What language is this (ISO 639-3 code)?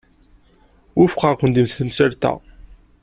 kab